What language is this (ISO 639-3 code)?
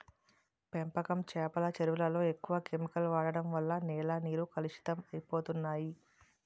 tel